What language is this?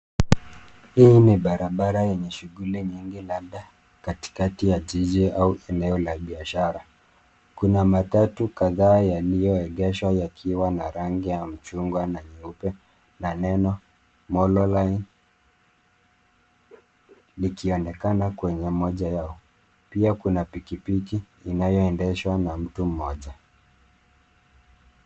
Swahili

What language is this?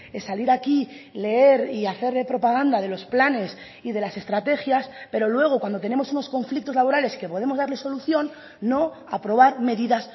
Spanish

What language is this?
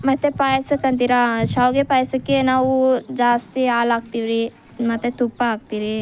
Kannada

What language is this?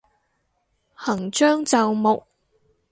Cantonese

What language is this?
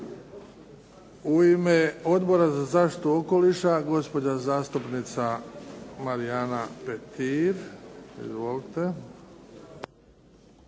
Croatian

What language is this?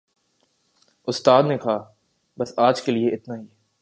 Urdu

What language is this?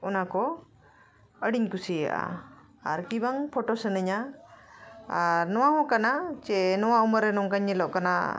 Santali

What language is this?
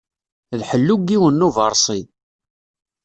Kabyle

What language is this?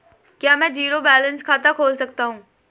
Hindi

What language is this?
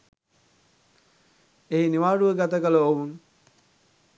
Sinhala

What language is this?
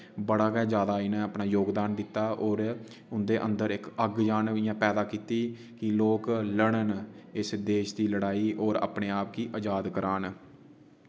Dogri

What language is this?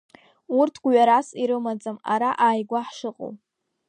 Abkhazian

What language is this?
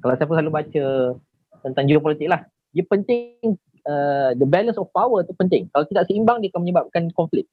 Malay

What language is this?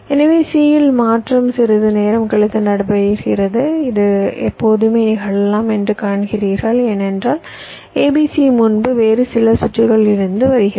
Tamil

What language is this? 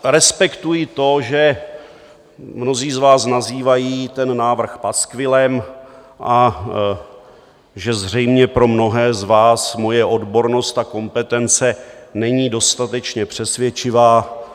Czech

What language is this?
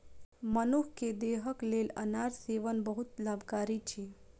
Maithili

